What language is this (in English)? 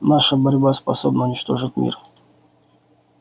Russian